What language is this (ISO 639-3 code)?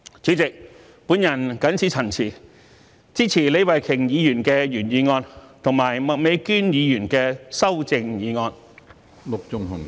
yue